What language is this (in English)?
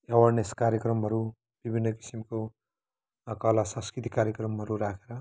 Nepali